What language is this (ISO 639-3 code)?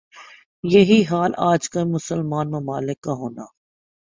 urd